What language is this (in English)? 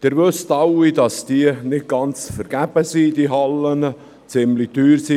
Swiss German